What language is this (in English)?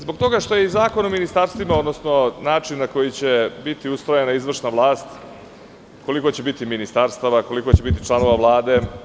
Serbian